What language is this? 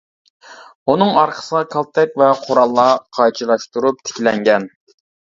Uyghur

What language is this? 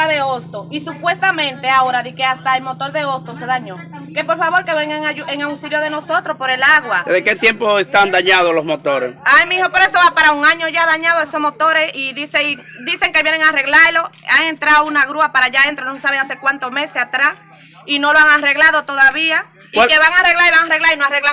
Spanish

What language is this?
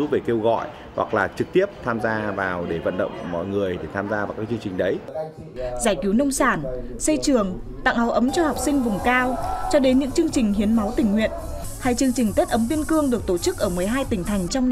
Vietnamese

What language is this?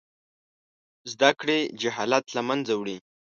Pashto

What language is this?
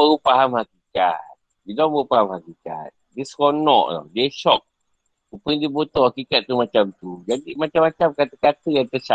Malay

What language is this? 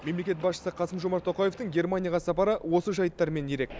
Kazakh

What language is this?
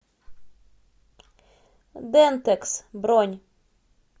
Russian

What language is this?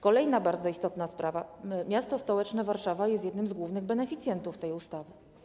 Polish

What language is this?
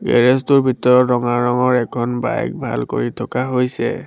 Assamese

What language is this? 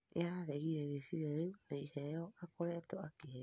Kikuyu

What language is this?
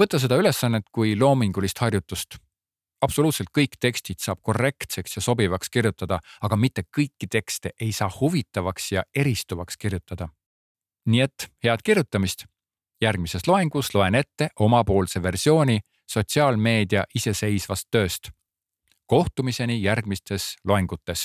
Czech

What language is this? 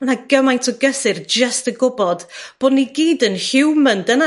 Welsh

